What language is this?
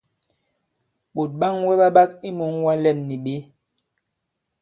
Bankon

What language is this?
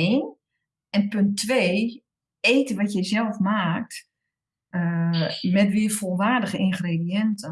Dutch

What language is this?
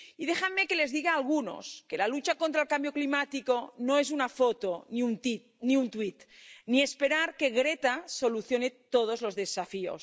Spanish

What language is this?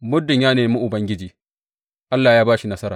Hausa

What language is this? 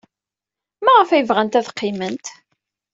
Kabyle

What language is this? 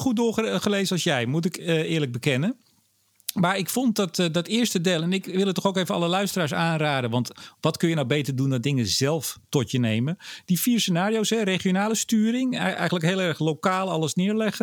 Dutch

